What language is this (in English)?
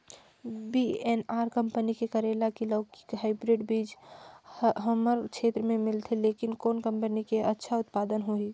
Chhattisgarhi